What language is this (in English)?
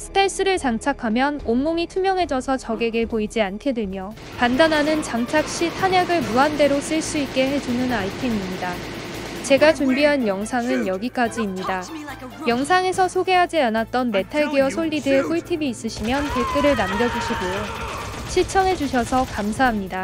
Korean